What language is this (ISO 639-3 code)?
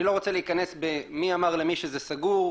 heb